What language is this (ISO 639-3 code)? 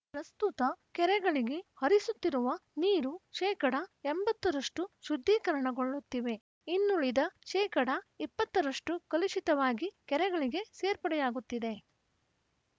kan